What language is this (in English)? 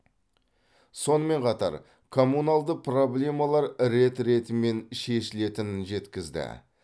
Kazakh